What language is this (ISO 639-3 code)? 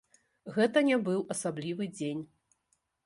bel